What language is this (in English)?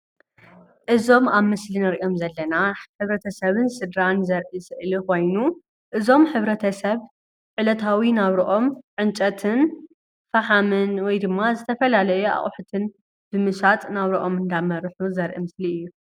Tigrinya